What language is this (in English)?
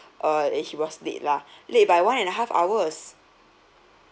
English